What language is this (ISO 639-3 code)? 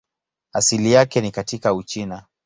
swa